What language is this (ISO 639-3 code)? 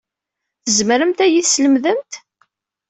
kab